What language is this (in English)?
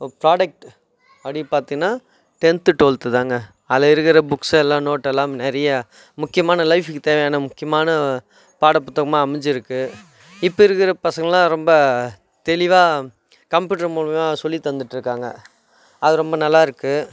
Tamil